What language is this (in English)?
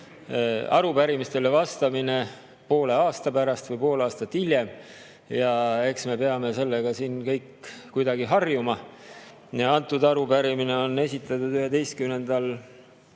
Estonian